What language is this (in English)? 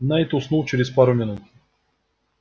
Russian